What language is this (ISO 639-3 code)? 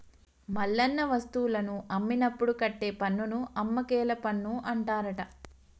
tel